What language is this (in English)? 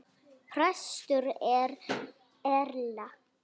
Icelandic